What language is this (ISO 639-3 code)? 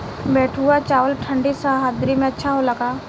bho